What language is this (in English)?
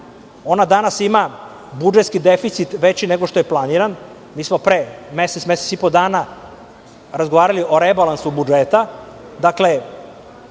Serbian